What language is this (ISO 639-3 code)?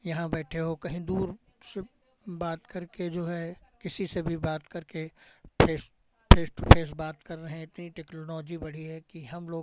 hin